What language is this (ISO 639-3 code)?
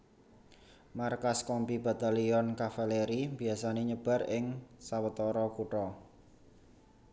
jav